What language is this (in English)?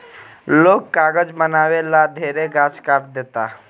Bhojpuri